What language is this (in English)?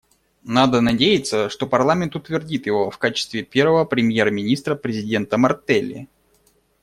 Russian